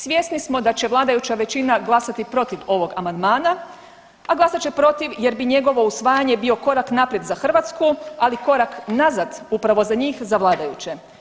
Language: Croatian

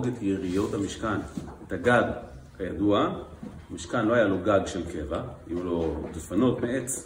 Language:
Hebrew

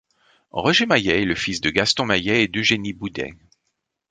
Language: French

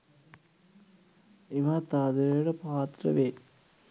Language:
Sinhala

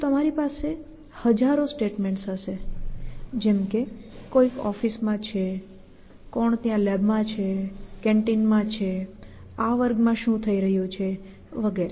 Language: Gujarati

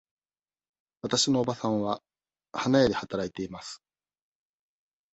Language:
Japanese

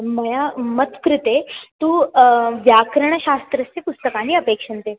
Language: Sanskrit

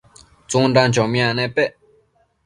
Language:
Matsés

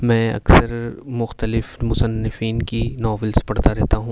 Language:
Urdu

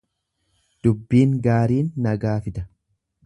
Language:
Oromo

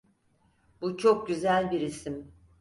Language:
Turkish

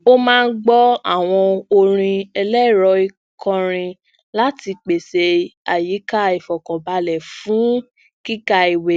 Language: Yoruba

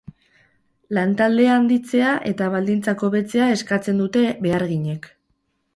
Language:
Basque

